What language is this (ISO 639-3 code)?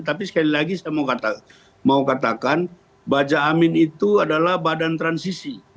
ind